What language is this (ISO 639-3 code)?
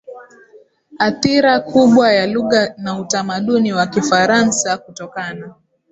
swa